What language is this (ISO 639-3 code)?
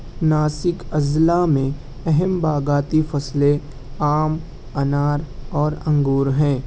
urd